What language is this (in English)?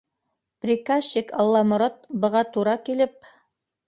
Bashkir